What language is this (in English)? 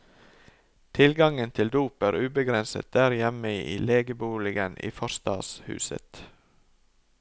Norwegian